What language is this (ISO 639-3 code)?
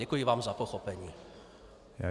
ces